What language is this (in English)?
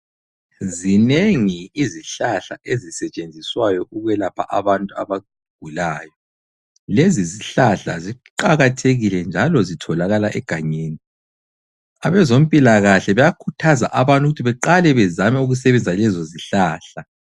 North Ndebele